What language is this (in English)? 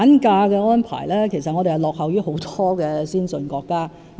Cantonese